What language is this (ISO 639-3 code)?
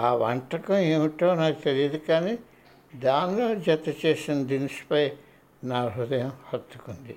tel